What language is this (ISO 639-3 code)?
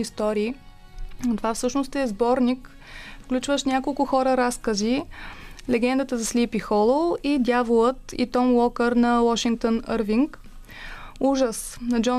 bul